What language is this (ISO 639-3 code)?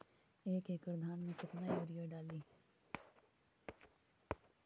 mag